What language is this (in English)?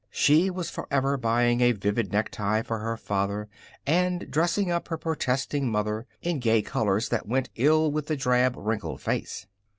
English